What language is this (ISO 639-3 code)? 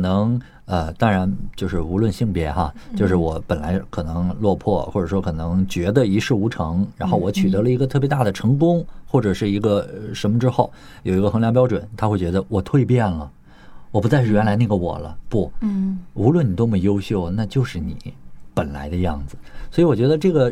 zho